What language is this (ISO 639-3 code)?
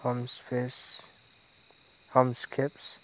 brx